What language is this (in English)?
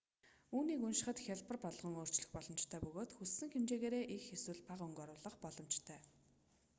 Mongolian